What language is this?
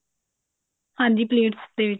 Punjabi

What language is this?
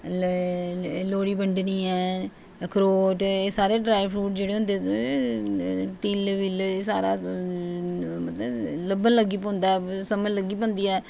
Dogri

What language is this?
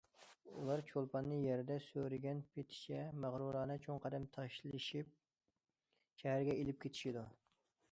Uyghur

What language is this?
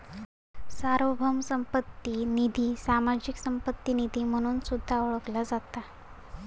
Marathi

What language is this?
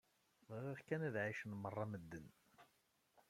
Kabyle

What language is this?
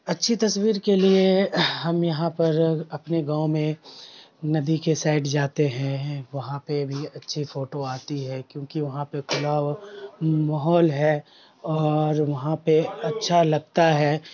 Urdu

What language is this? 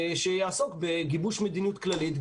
Hebrew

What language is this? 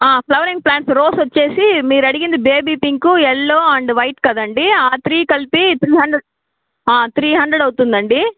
Telugu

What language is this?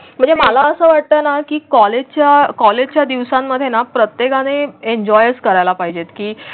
Marathi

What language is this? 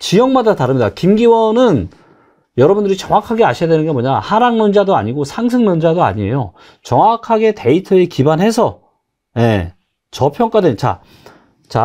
Korean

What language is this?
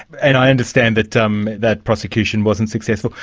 English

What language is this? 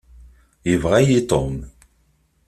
Kabyle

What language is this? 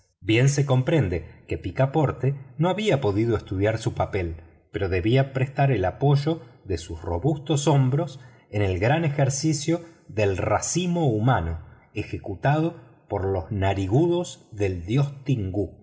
Spanish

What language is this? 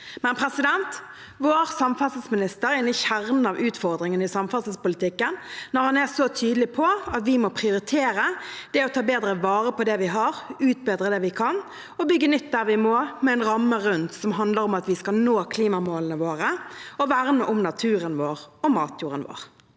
Norwegian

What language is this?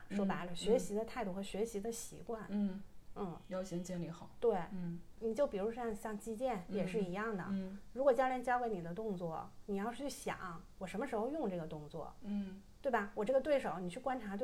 Chinese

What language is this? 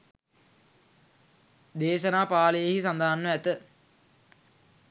Sinhala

